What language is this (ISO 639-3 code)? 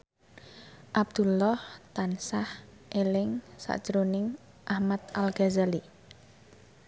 jav